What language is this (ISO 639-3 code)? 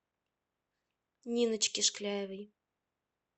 rus